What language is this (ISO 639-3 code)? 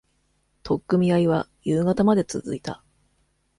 jpn